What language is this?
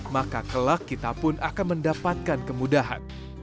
Indonesian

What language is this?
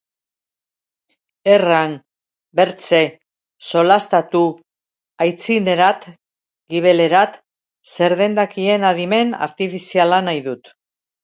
Basque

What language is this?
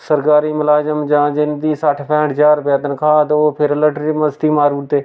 Dogri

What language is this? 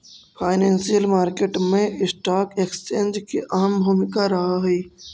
Magahi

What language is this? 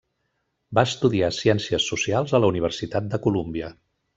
Catalan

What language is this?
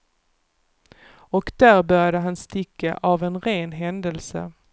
Swedish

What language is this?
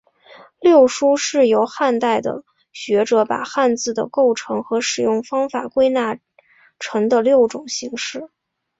Chinese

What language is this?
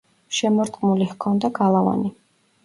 Georgian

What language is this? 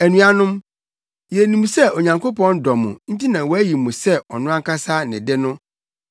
Akan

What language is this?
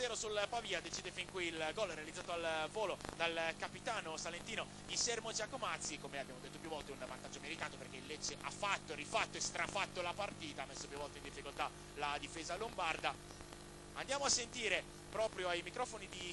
Italian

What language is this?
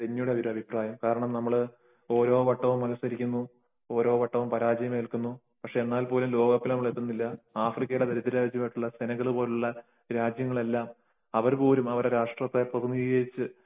Malayalam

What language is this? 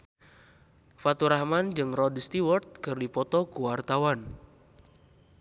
Sundanese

